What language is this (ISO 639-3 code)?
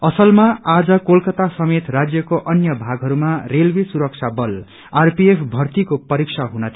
nep